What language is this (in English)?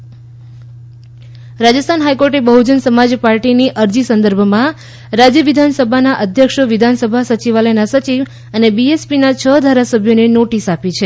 Gujarati